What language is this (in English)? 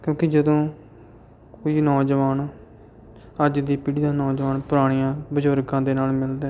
Punjabi